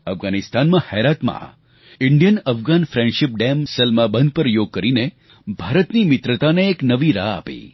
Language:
Gujarati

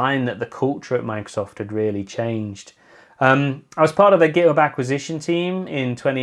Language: English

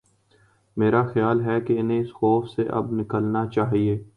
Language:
Urdu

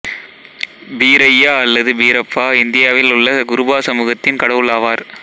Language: Tamil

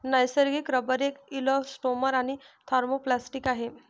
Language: Marathi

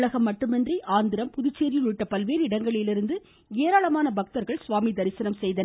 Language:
Tamil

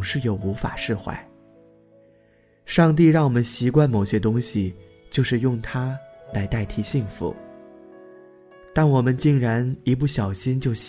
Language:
Chinese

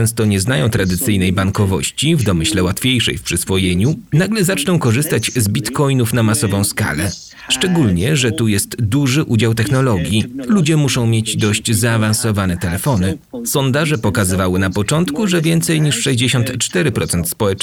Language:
Polish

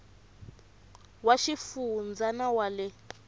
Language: Tsonga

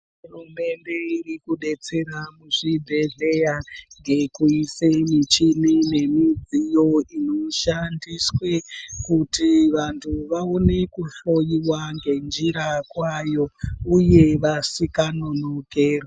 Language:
Ndau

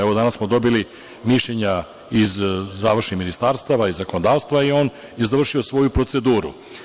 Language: Serbian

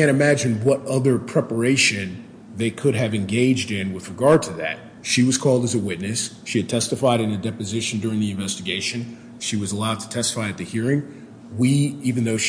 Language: English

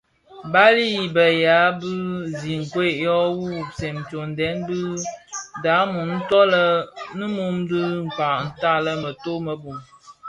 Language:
Bafia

